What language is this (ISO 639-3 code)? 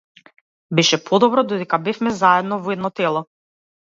mkd